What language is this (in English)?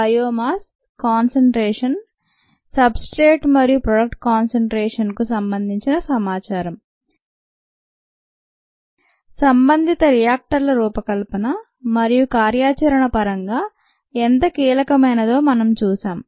Telugu